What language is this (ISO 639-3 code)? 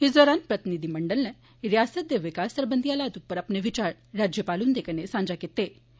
doi